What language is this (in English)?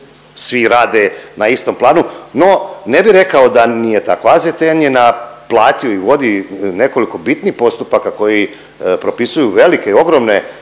Croatian